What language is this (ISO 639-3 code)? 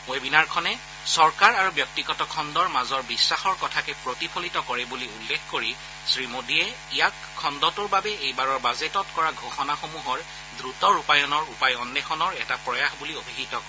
asm